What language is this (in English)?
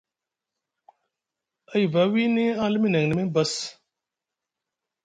Musgu